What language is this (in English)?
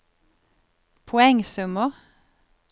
Norwegian